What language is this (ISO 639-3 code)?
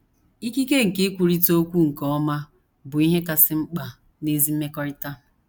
ibo